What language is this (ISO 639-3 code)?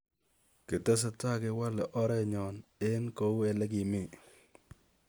kln